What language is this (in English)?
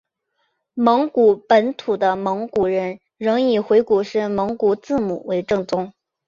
Chinese